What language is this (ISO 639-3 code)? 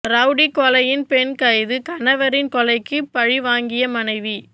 tam